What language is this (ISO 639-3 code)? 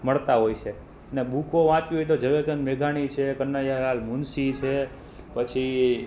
guj